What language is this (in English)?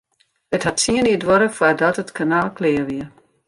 Western Frisian